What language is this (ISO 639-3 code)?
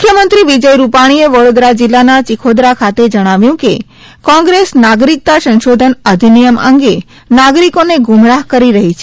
guj